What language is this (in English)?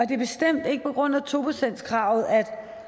Danish